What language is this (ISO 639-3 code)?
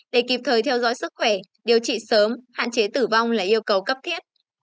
vie